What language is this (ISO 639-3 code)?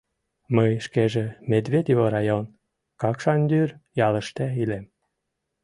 chm